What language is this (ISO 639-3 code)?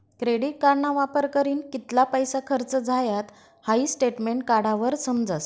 mar